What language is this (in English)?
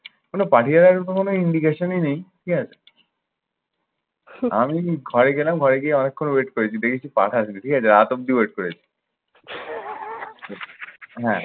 Bangla